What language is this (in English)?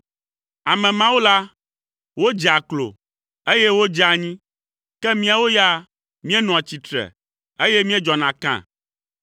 Ewe